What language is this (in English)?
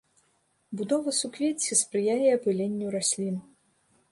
Belarusian